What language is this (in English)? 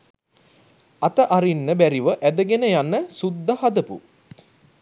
Sinhala